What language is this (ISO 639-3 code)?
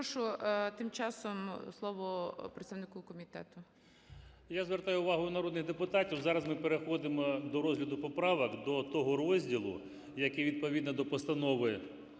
ukr